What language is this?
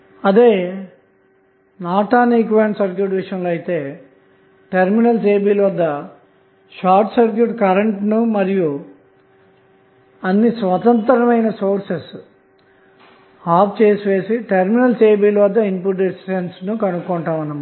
Telugu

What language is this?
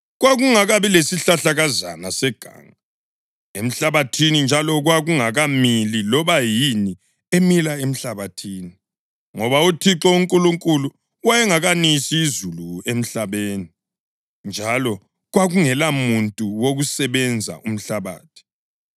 North Ndebele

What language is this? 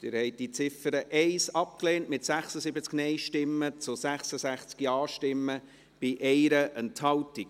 Swiss German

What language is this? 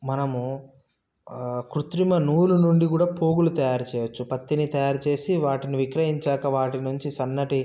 Telugu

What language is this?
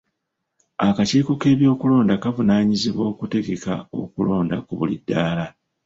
Ganda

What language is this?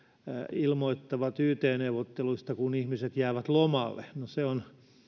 Finnish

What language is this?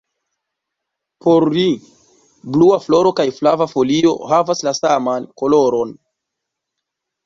Esperanto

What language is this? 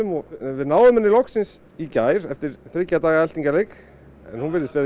Icelandic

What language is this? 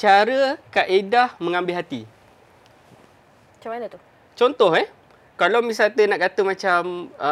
Malay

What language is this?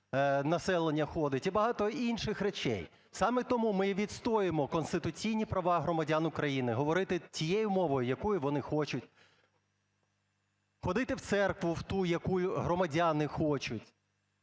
Ukrainian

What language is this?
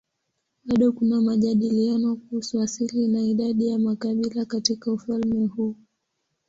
Swahili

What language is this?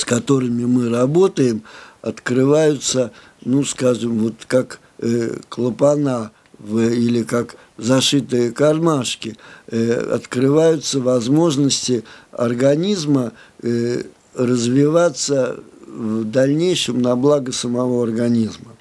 Russian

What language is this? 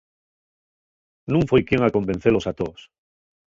Asturian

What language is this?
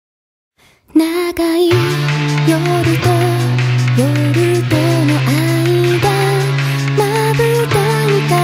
Indonesian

